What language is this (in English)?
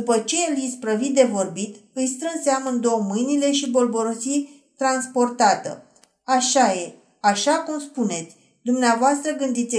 Romanian